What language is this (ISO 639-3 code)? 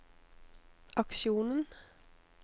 nor